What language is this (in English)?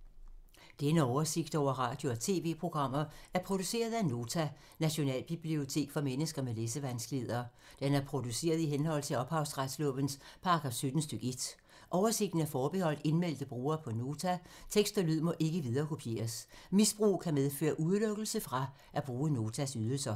Danish